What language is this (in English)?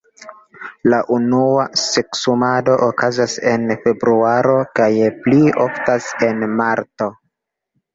Esperanto